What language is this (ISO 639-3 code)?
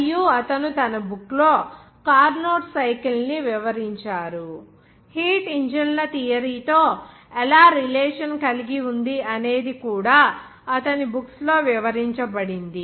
tel